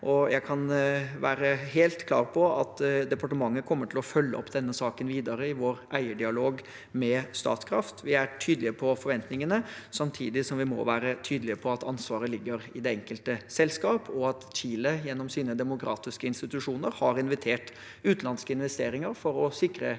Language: Norwegian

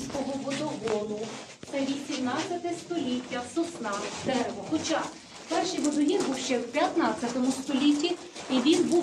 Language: Russian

